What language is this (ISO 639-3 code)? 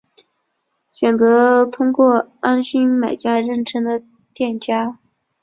zho